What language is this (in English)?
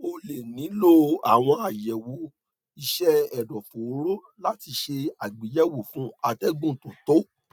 Yoruba